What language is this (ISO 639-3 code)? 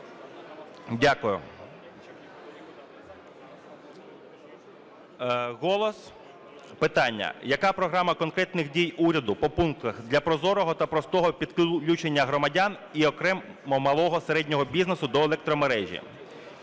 ukr